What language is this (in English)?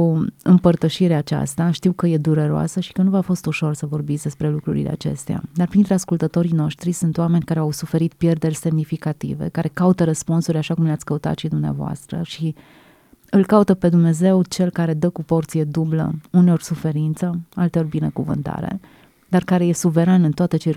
Romanian